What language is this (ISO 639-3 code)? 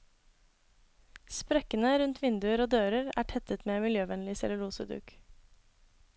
nor